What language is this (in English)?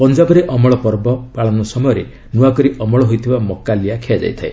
Odia